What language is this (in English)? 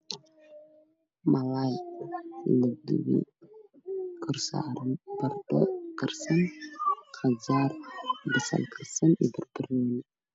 Somali